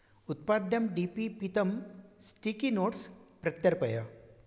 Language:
Sanskrit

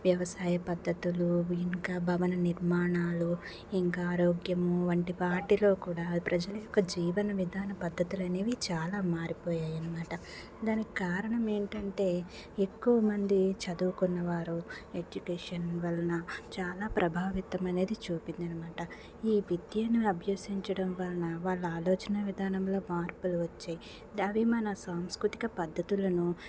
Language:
Telugu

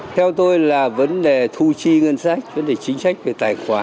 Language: Vietnamese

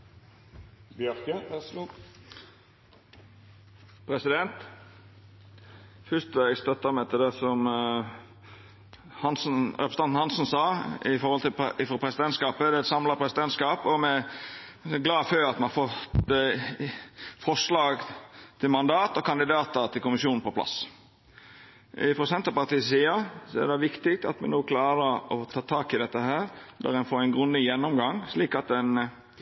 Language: Norwegian Nynorsk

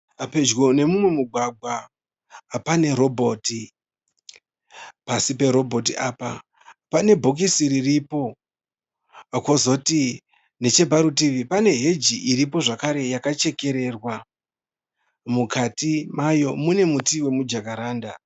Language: Shona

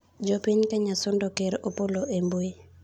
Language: Luo (Kenya and Tanzania)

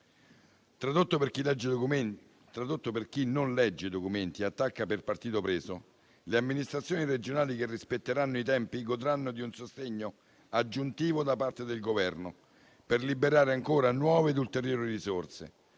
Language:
Italian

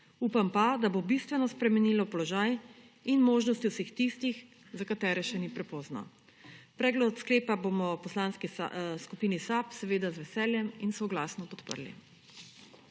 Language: Slovenian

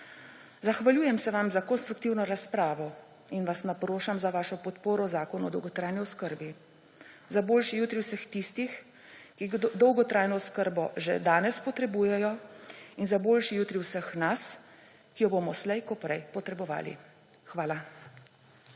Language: Slovenian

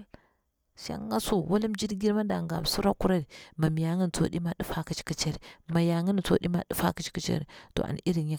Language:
Bura-Pabir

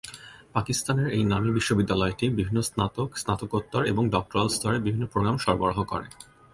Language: Bangla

